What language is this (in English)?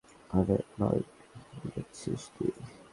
Bangla